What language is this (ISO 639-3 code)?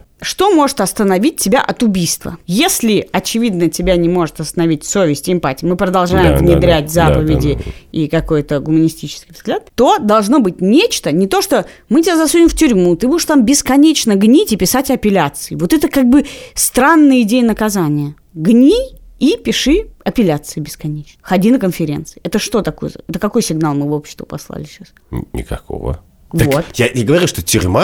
rus